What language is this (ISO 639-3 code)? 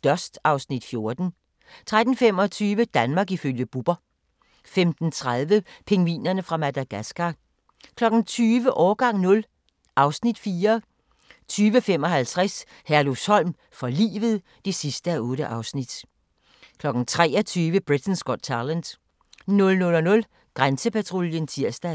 dan